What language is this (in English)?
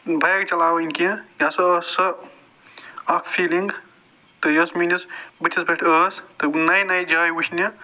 Kashmiri